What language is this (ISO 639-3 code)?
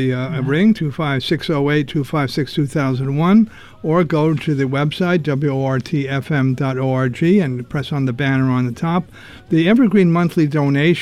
eng